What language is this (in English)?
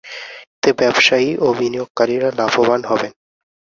Bangla